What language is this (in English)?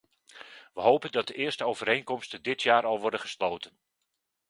Dutch